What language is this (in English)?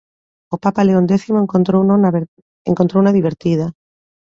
Galician